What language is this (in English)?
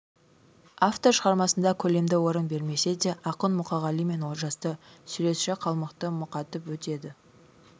Kazakh